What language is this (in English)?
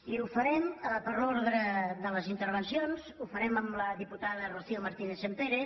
Catalan